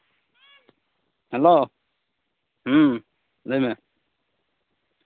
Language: Santali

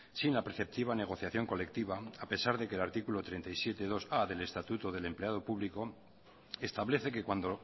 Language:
Spanish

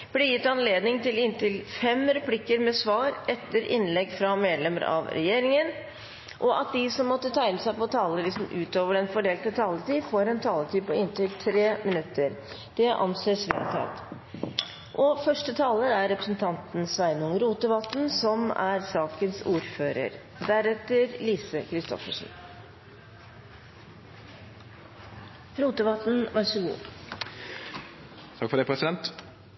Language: Norwegian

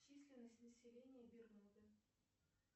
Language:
Russian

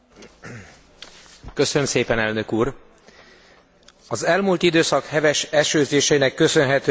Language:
Hungarian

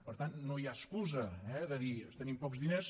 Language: Catalan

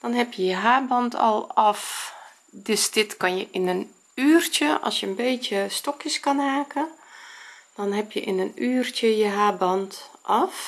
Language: Dutch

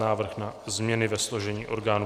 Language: Czech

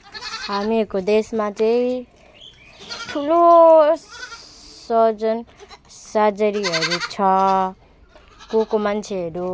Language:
Nepali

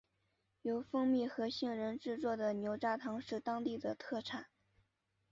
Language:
Chinese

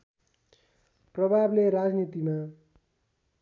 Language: Nepali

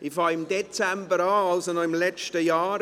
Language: Swiss German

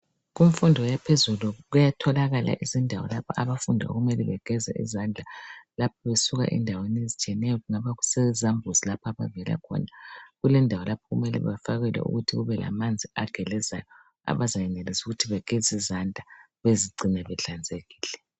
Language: North Ndebele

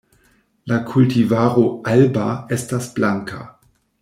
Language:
Esperanto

